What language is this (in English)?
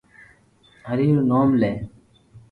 Loarki